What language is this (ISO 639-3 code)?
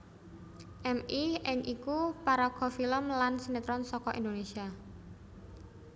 jav